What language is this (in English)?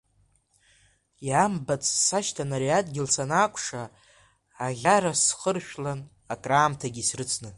Abkhazian